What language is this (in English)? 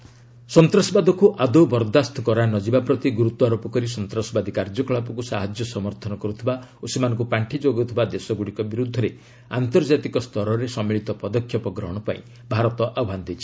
Odia